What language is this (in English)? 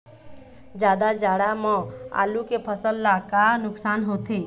Chhattisgarhi